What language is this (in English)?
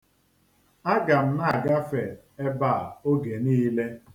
Igbo